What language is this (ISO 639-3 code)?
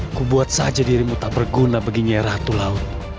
ind